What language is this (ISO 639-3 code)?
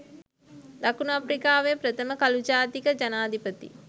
sin